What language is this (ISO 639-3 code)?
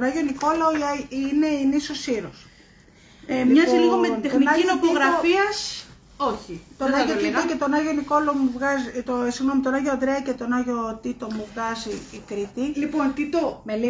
ell